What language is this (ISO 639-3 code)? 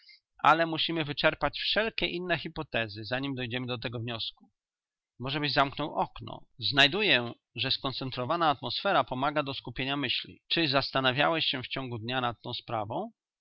pol